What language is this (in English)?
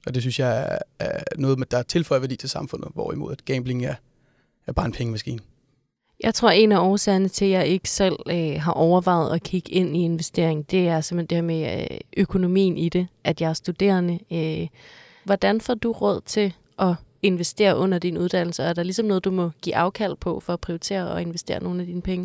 Danish